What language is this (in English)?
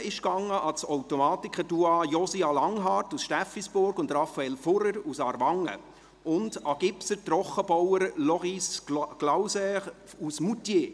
Swiss German